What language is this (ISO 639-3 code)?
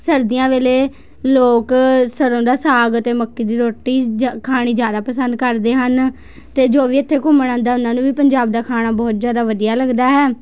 pan